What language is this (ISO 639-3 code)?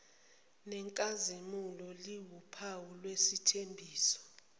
zul